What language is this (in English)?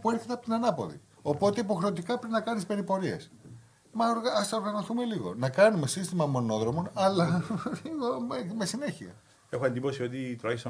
Greek